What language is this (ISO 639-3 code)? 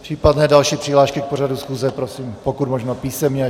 ces